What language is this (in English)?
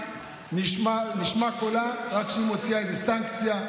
Hebrew